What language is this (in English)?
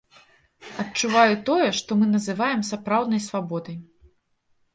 Belarusian